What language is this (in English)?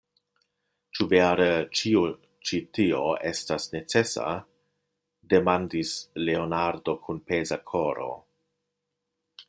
Esperanto